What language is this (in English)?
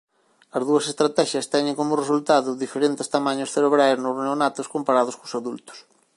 Galician